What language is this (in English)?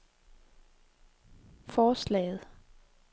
Danish